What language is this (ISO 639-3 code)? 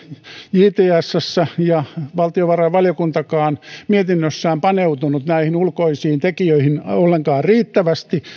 fin